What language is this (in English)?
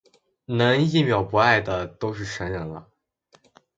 Chinese